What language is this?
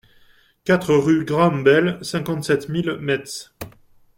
French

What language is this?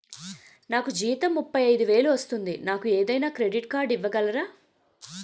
Telugu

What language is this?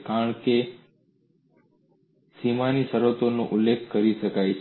Gujarati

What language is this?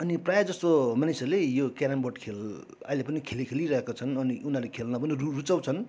Nepali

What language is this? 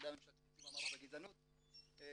Hebrew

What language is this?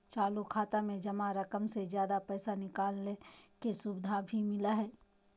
Magahi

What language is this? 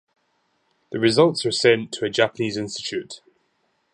English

